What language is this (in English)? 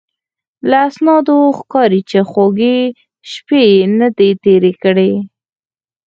Pashto